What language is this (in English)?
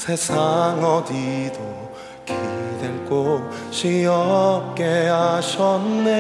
Korean